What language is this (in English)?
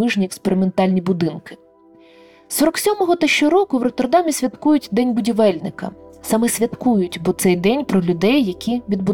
Ukrainian